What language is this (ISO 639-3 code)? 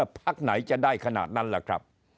tha